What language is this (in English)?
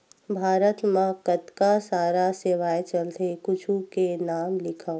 Chhattisgarhi